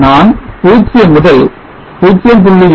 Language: Tamil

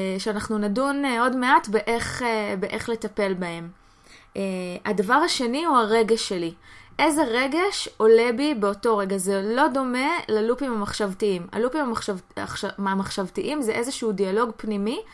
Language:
Hebrew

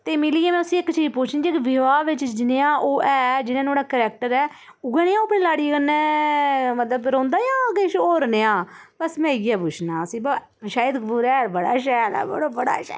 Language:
Dogri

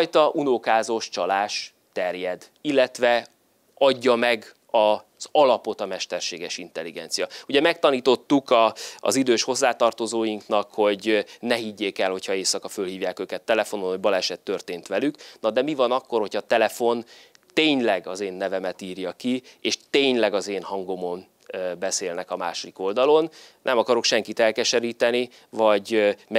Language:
Hungarian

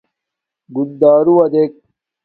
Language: Domaaki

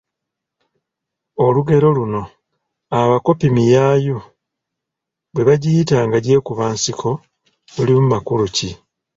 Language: Ganda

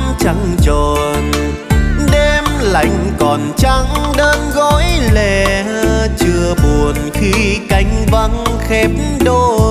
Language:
Vietnamese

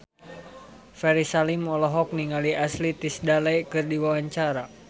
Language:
Sundanese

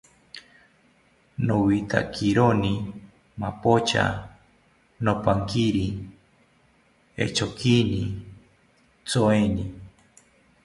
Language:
South Ucayali Ashéninka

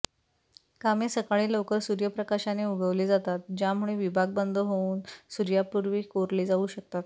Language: Marathi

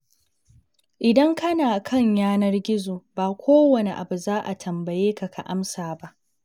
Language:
Hausa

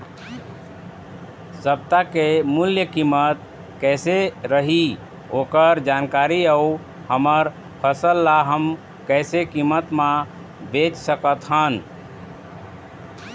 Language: Chhattisgarhi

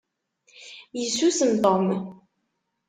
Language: Kabyle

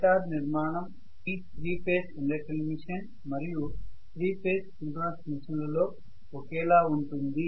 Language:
Telugu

